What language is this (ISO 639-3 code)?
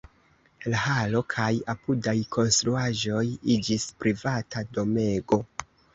epo